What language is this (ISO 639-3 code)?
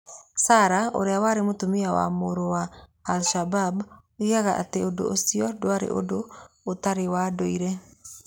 kik